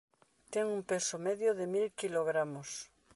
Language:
Galician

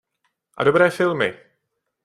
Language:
Czech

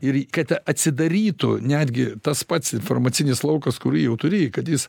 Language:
Lithuanian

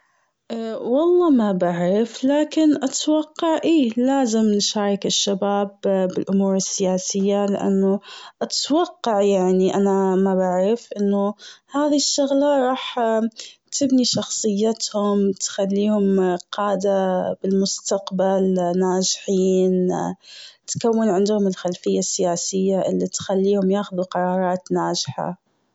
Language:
Gulf Arabic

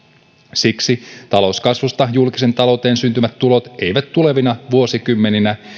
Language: Finnish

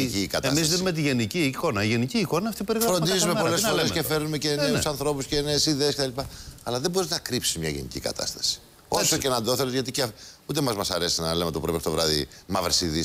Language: Greek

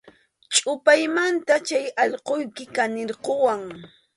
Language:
Arequipa-La Unión Quechua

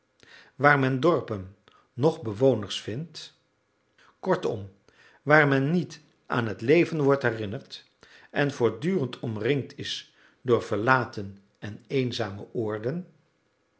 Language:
Dutch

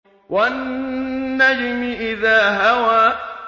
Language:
Arabic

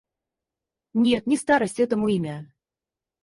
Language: Russian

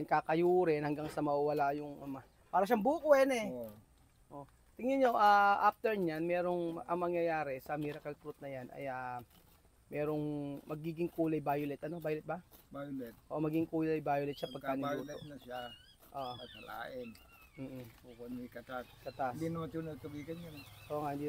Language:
Filipino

